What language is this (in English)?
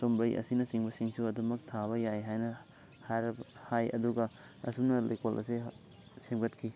Manipuri